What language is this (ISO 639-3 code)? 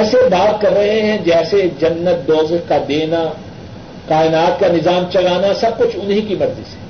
urd